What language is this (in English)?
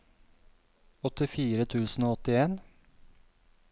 Norwegian